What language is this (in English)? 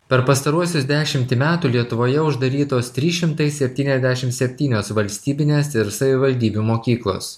Lithuanian